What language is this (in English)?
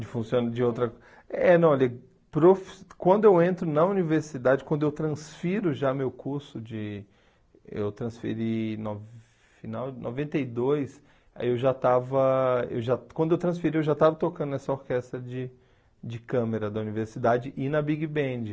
Portuguese